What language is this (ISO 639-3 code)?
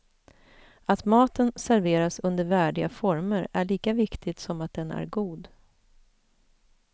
swe